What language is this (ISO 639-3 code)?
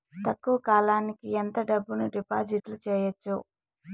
tel